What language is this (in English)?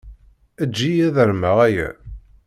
Kabyle